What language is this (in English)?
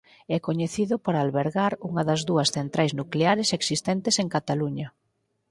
Galician